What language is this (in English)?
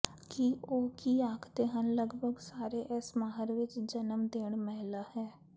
Punjabi